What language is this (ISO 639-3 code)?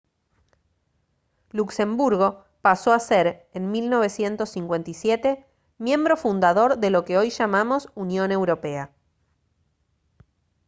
spa